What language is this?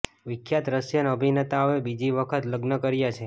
Gujarati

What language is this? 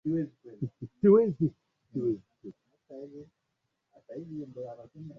Swahili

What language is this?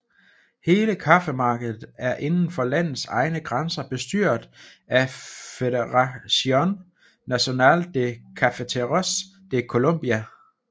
Danish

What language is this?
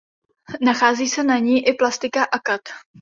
Czech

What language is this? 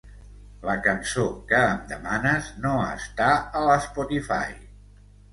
Catalan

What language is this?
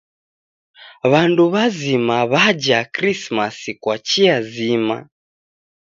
Taita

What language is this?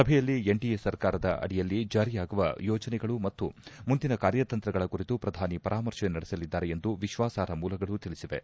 Kannada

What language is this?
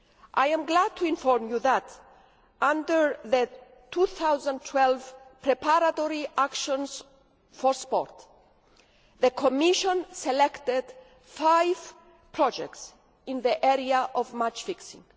English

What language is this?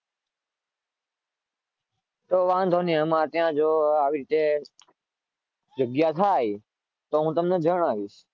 Gujarati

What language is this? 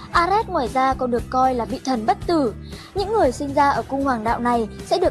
Vietnamese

